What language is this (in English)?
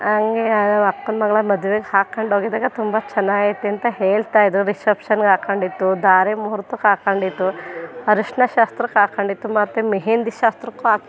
Kannada